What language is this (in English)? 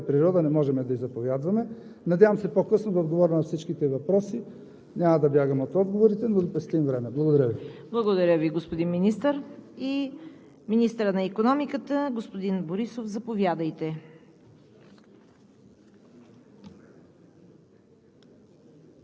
Bulgarian